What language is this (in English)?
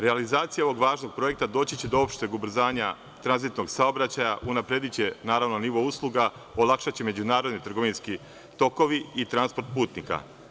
Serbian